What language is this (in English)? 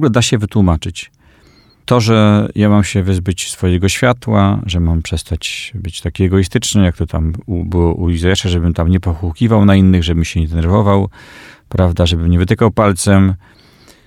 Polish